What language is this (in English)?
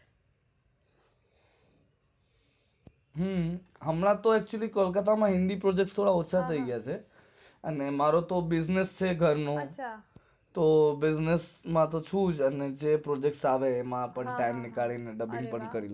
Gujarati